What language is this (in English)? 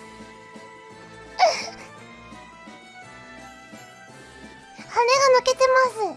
Japanese